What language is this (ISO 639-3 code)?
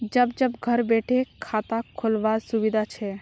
mag